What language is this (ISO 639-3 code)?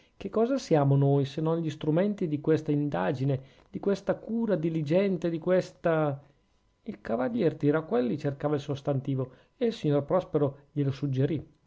ita